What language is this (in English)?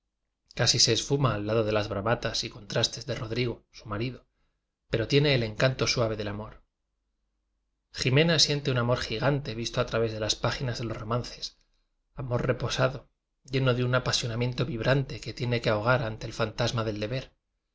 Spanish